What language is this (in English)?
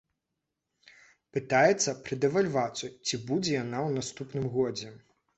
Belarusian